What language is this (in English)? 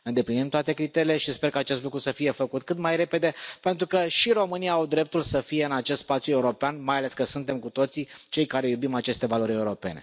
Romanian